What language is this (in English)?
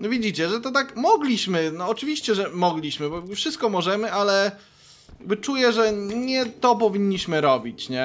Polish